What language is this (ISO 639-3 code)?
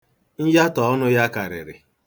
ibo